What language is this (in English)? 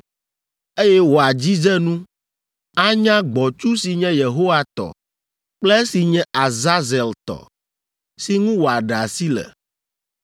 Ewe